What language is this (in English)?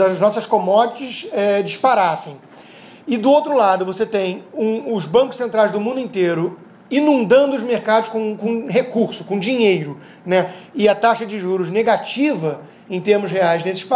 Portuguese